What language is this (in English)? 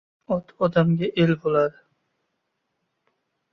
Uzbek